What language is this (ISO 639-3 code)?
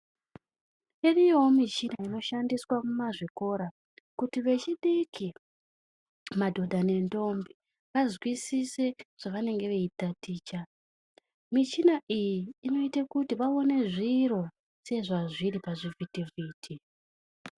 ndc